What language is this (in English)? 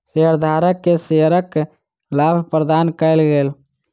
Maithili